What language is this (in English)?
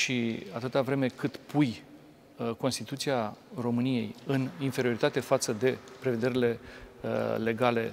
Romanian